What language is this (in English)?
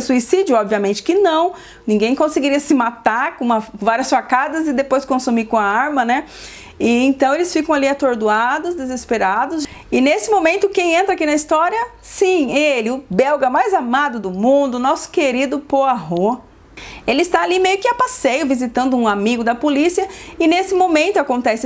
Portuguese